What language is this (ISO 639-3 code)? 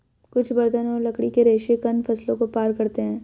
hin